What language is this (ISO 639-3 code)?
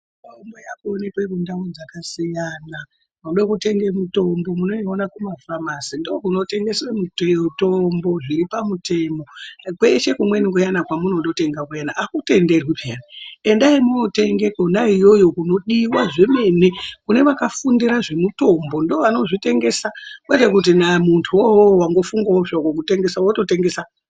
ndc